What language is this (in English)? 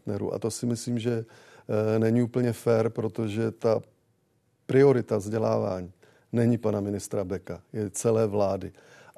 Czech